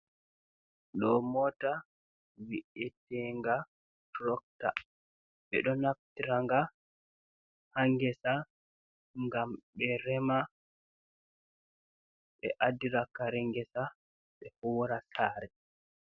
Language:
Fula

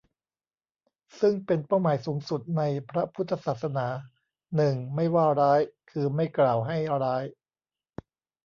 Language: Thai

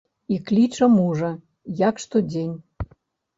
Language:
Belarusian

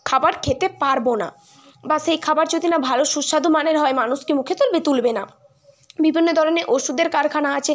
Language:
Bangla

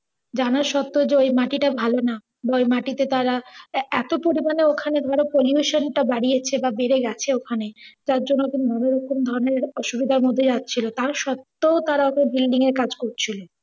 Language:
Bangla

